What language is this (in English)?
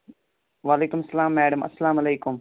Kashmiri